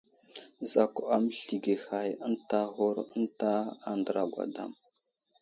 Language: Wuzlam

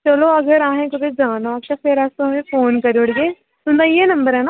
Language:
Dogri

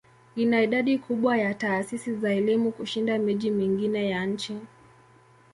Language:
Swahili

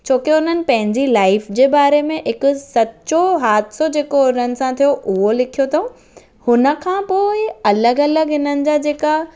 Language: Sindhi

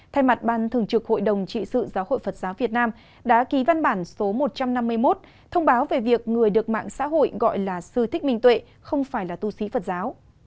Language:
Vietnamese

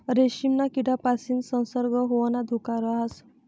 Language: Marathi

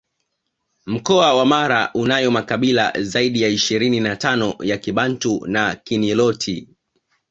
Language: Swahili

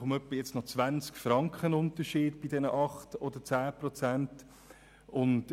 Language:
Swiss German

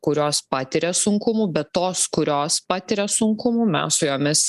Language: Lithuanian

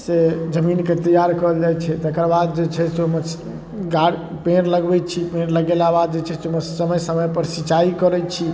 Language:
Maithili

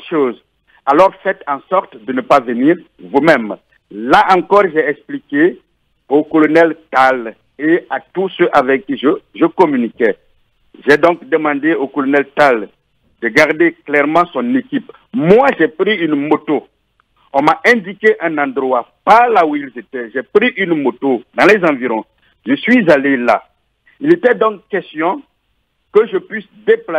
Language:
French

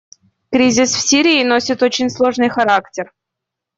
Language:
Russian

